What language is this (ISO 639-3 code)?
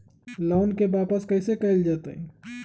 mag